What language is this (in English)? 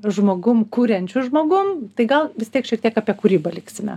Lithuanian